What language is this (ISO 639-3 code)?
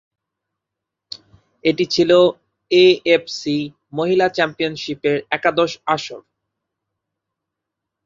ben